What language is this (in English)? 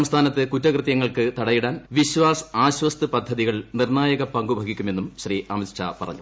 Malayalam